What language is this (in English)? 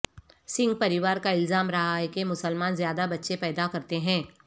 Urdu